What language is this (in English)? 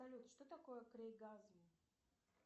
Russian